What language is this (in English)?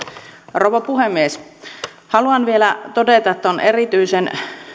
Finnish